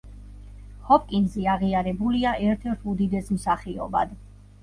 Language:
Georgian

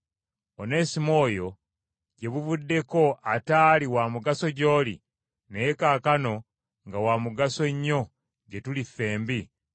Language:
Ganda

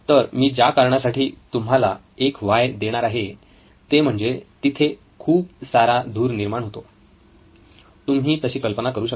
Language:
Marathi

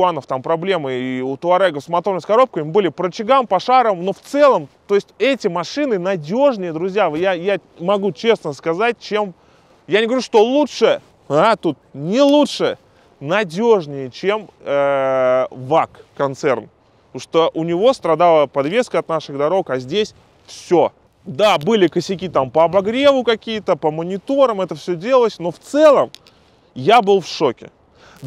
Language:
Russian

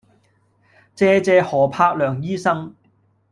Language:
Cantonese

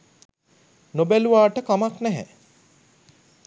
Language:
Sinhala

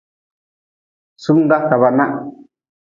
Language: Nawdm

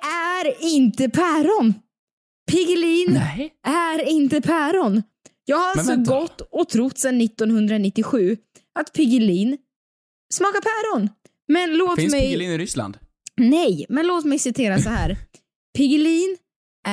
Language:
Swedish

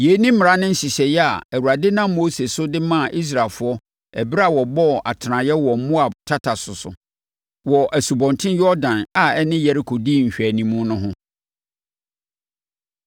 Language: Akan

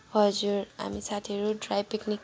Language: Nepali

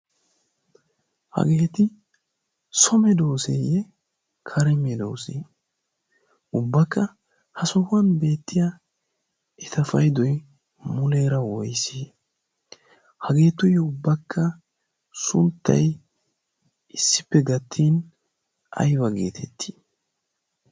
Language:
Wolaytta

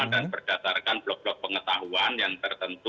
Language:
Indonesian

